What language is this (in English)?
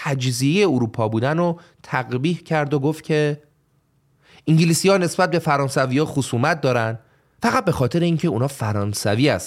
Persian